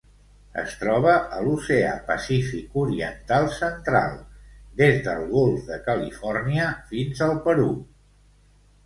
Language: Catalan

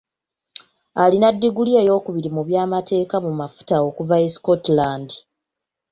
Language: Ganda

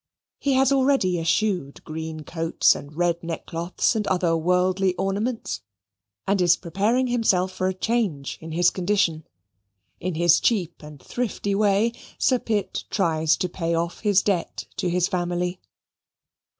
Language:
English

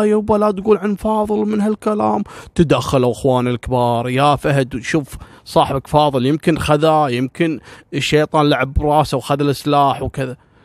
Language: Arabic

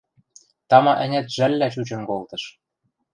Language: Western Mari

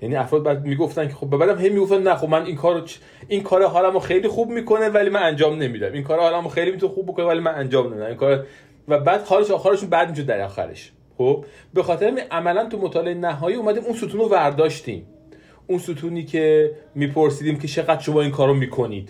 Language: Persian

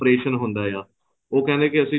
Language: Punjabi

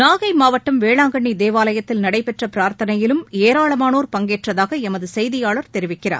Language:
Tamil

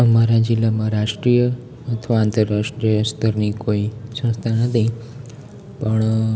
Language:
Gujarati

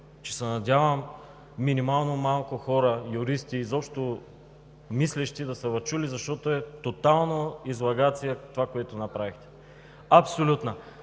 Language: Bulgarian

